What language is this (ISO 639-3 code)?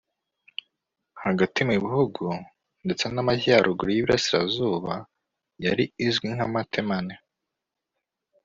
kin